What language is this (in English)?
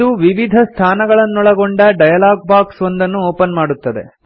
Kannada